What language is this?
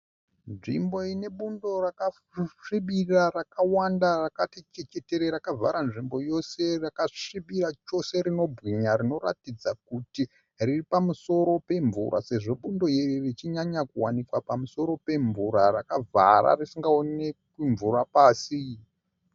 Shona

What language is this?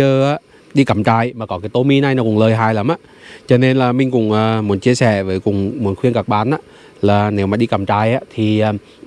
Vietnamese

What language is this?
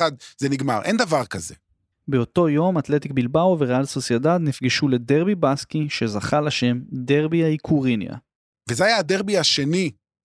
Hebrew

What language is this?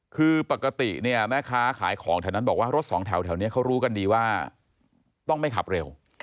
Thai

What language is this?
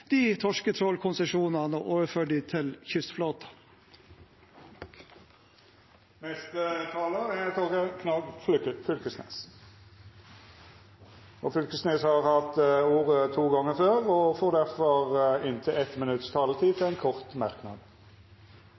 Norwegian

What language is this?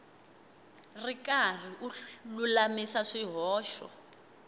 Tsonga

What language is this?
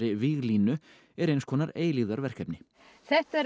Icelandic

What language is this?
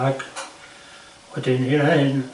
Welsh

